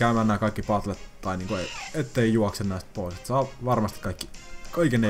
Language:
Finnish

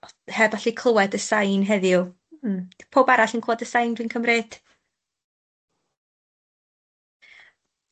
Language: Welsh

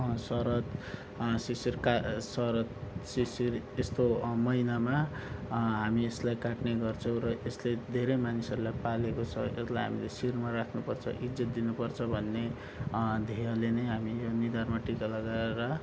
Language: Nepali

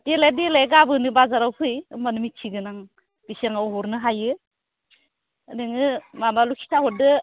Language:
Bodo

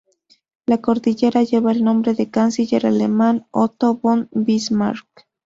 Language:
Spanish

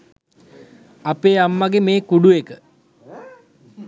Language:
Sinhala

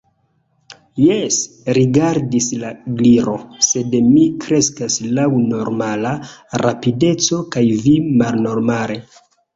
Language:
Esperanto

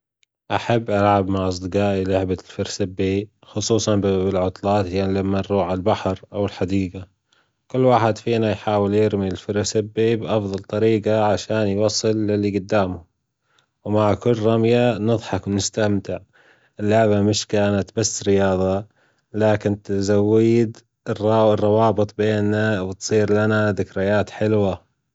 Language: Gulf Arabic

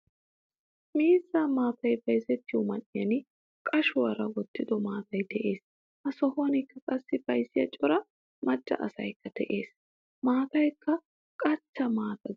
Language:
Wolaytta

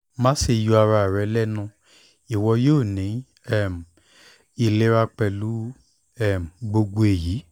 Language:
Yoruba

